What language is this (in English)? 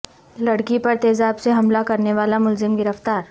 Urdu